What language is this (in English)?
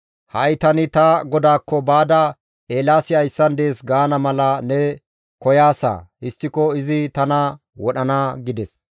Gamo